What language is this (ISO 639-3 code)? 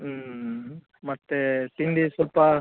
kan